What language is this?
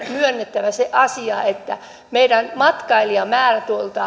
Finnish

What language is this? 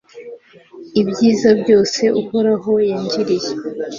Kinyarwanda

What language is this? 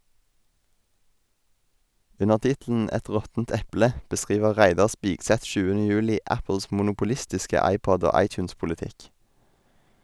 Norwegian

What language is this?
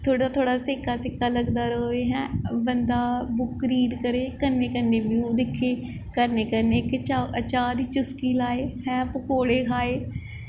Dogri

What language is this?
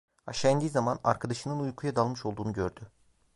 Turkish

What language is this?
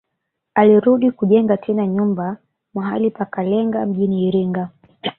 Swahili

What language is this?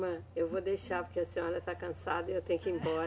Portuguese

